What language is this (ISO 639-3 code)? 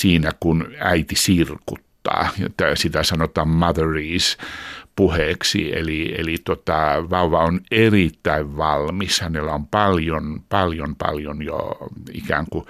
fin